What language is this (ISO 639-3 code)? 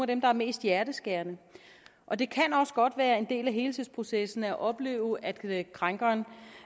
dan